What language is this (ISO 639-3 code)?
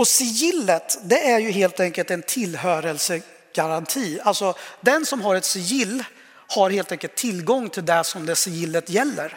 swe